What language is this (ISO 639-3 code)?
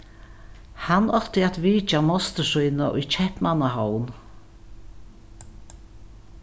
fao